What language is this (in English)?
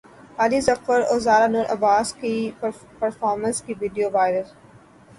Urdu